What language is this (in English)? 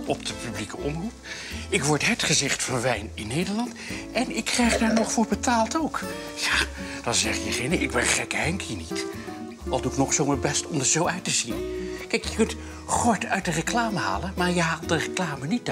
Dutch